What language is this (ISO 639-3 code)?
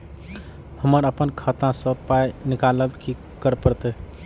mai